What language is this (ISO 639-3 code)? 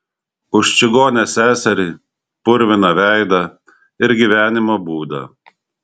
lit